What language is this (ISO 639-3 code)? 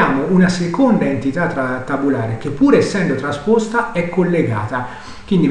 ita